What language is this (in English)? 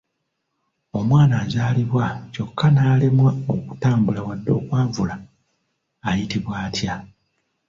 Ganda